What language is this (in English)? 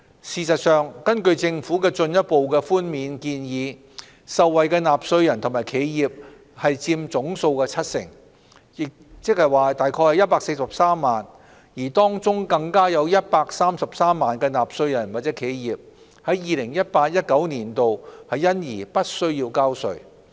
Cantonese